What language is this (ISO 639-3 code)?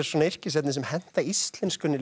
isl